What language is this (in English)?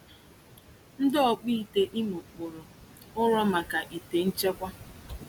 Igbo